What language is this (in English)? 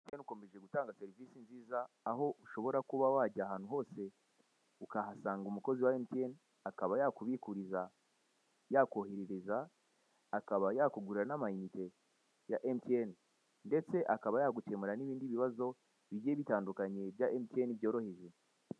Kinyarwanda